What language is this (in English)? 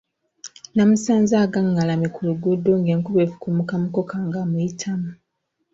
Ganda